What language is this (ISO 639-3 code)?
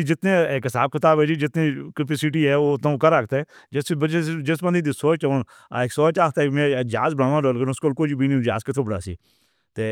hno